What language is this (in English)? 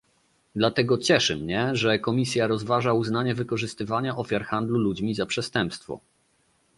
Polish